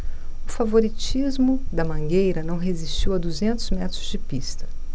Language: Portuguese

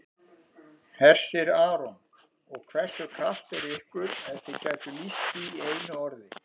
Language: Icelandic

